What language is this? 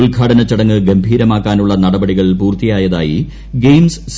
Malayalam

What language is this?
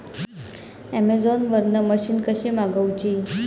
Marathi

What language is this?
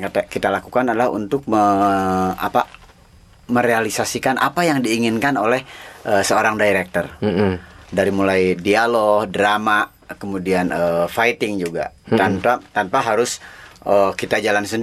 Malay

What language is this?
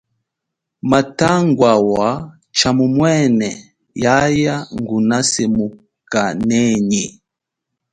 Chokwe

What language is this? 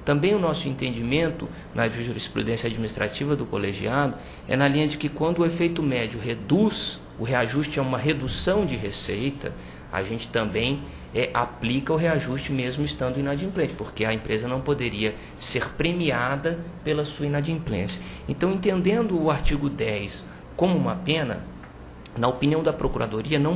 Portuguese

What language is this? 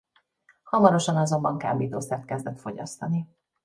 Hungarian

